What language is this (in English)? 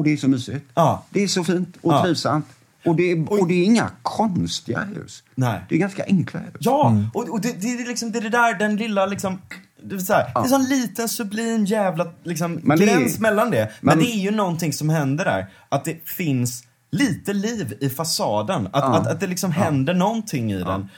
Swedish